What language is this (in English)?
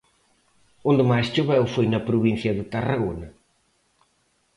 Galician